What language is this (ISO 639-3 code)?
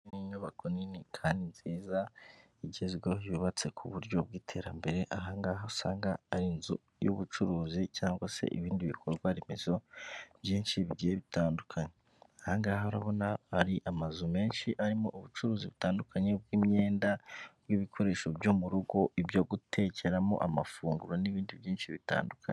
kin